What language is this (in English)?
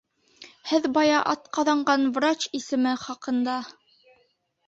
Bashkir